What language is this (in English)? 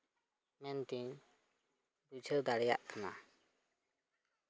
Santali